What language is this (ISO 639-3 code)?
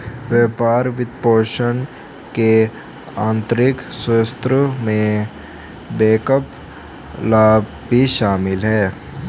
hin